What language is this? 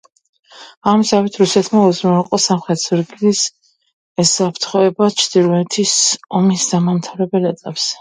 Georgian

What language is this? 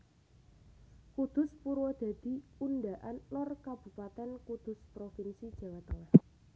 Javanese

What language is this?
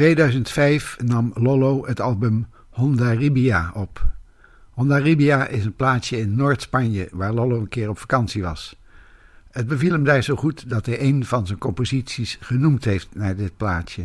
Dutch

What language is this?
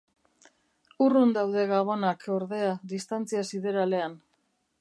Basque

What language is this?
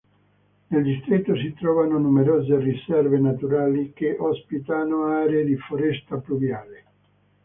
Italian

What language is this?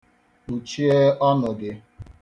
Igbo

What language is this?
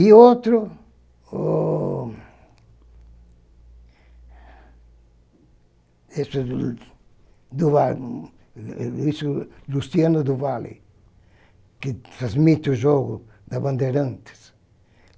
Portuguese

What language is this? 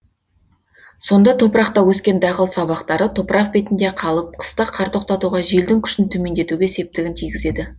Kazakh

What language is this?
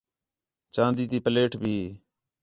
Khetrani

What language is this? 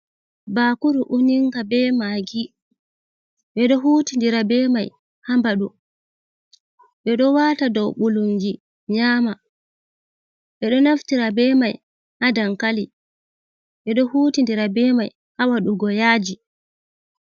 Fula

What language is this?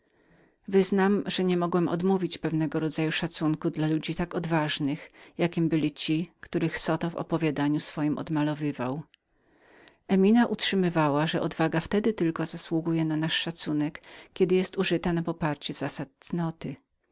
Polish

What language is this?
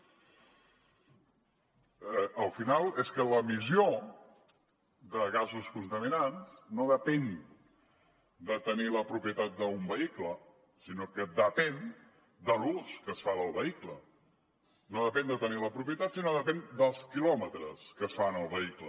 Catalan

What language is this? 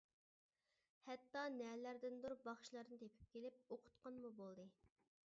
Uyghur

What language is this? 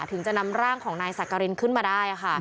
Thai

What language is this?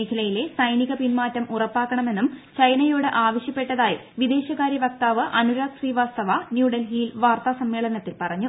Malayalam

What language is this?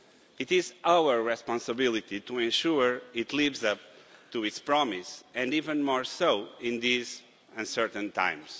English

